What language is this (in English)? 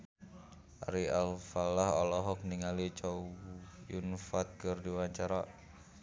Sundanese